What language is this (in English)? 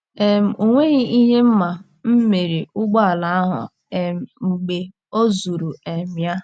Igbo